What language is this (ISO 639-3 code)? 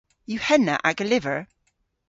cor